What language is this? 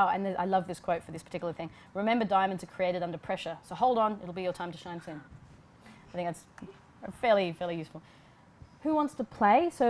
English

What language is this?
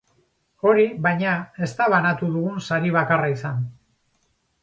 Basque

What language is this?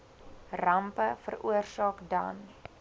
Afrikaans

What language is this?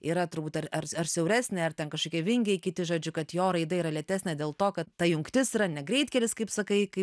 Lithuanian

